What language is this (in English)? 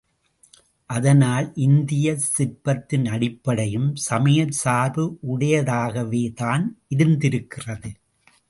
Tamil